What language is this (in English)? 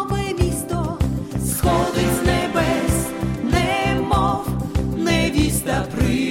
Ukrainian